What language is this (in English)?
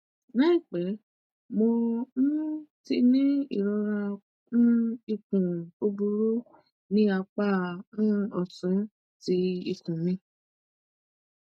Yoruba